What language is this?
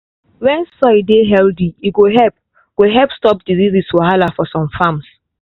Nigerian Pidgin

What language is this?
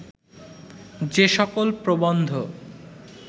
Bangla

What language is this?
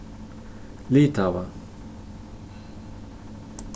Faroese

